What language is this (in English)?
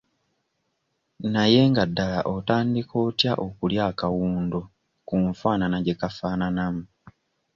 Ganda